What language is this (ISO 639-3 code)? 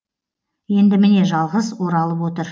kaz